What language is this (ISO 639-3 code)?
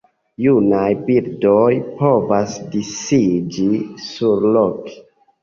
epo